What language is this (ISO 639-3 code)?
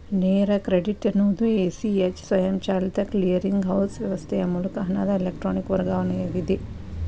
kan